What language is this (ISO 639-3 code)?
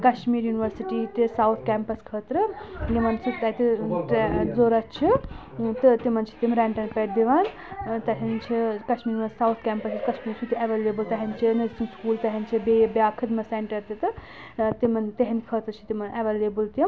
kas